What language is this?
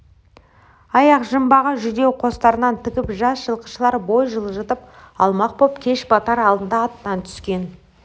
Kazakh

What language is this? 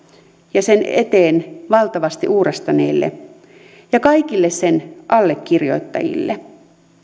Finnish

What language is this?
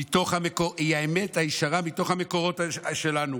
Hebrew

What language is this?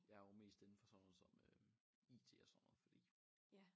Danish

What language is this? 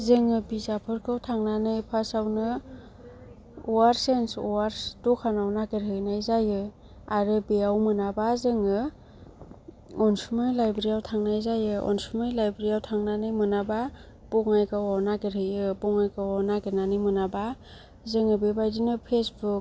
Bodo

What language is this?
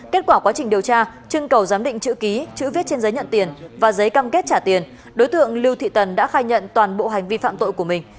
Vietnamese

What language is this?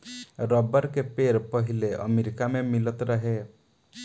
Bhojpuri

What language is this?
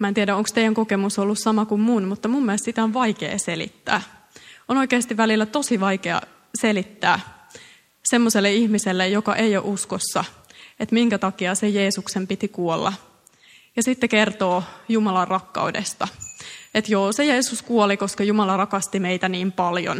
Finnish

